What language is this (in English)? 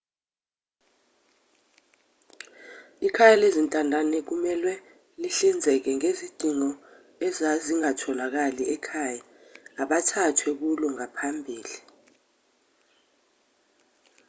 Zulu